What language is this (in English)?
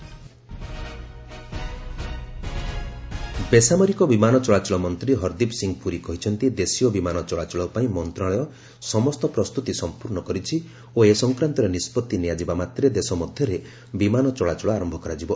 Odia